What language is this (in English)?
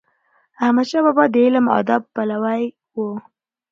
Pashto